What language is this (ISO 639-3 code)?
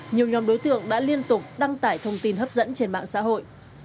vie